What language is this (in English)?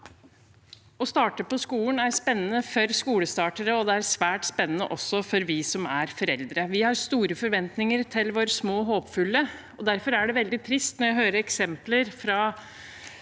Norwegian